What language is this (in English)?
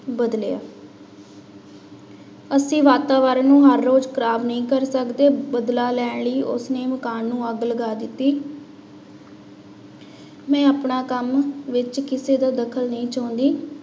Punjabi